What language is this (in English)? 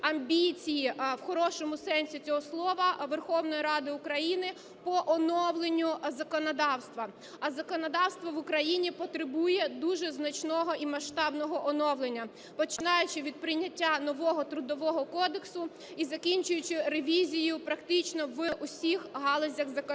Ukrainian